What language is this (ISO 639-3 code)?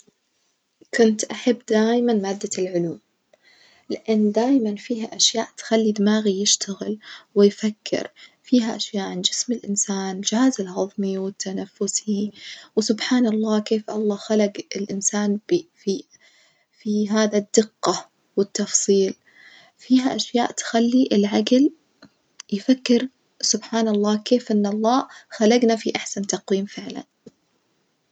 ars